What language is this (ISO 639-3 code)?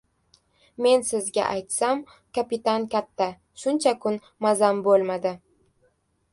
uzb